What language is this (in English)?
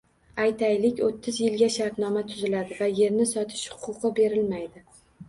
Uzbek